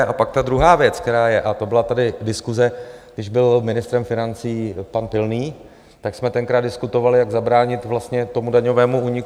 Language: Czech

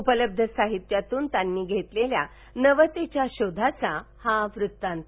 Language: Marathi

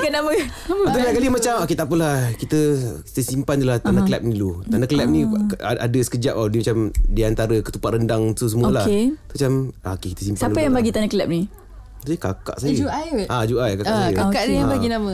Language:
Malay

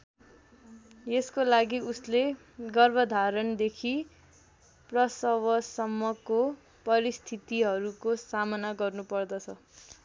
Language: Nepali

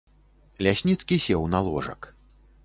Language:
Belarusian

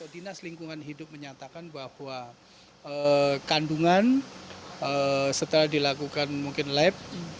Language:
Indonesian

